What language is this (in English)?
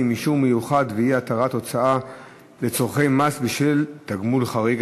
Hebrew